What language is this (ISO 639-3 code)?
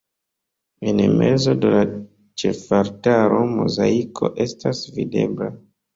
epo